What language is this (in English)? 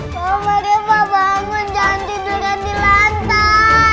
Indonesian